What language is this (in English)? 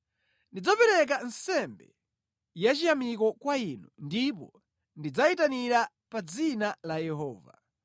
Nyanja